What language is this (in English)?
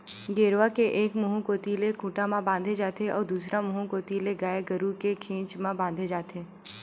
Chhattisgarhi